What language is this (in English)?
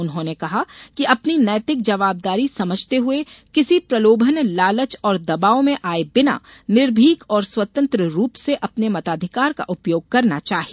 Hindi